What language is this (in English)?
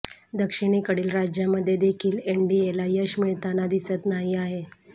Marathi